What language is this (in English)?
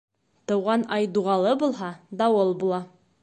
Bashkir